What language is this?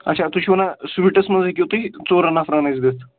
Kashmiri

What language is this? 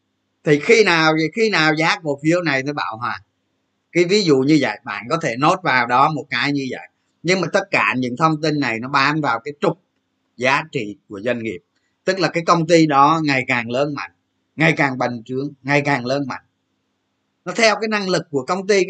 Vietnamese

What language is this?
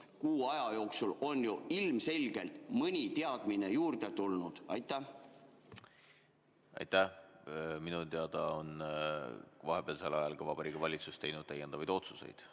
Estonian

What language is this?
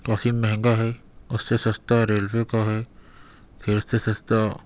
Urdu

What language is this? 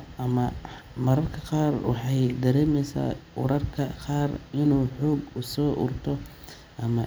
Somali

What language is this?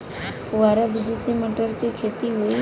Bhojpuri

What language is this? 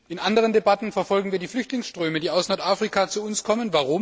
German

